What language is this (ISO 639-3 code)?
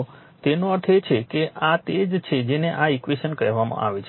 guj